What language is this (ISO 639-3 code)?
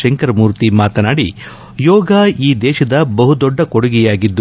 kan